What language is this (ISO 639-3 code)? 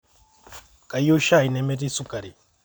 mas